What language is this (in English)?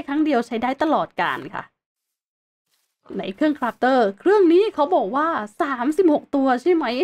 Thai